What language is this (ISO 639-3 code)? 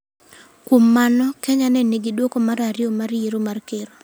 luo